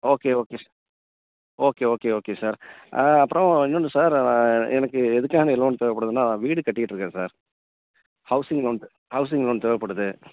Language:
Tamil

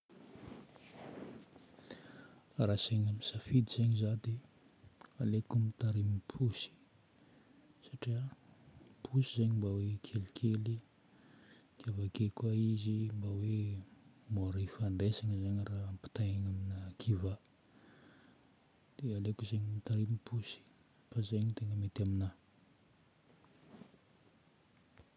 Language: Northern Betsimisaraka Malagasy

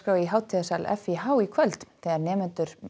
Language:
Icelandic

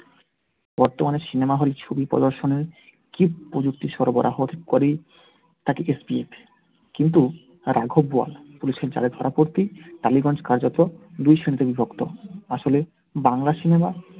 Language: Bangla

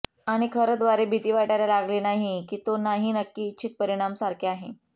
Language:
Marathi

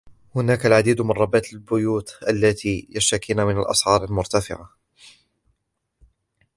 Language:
Arabic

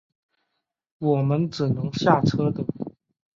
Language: Chinese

